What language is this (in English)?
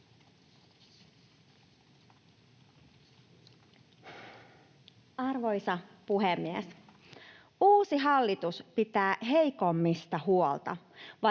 Finnish